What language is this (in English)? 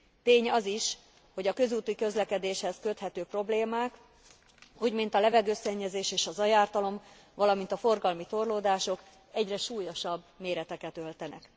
Hungarian